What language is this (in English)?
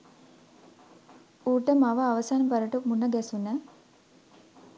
Sinhala